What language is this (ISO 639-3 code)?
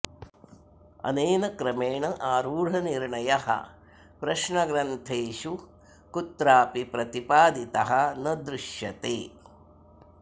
san